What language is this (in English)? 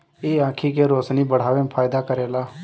Bhojpuri